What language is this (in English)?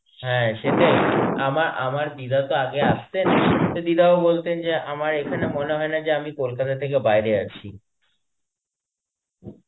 Bangla